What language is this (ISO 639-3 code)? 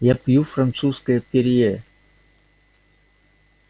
rus